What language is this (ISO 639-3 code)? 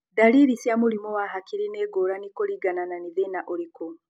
kik